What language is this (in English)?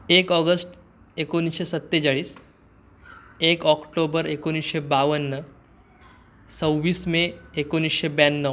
Marathi